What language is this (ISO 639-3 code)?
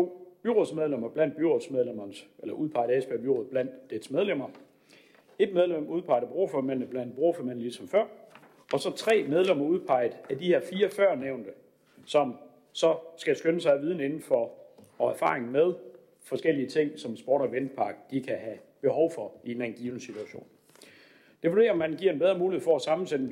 dan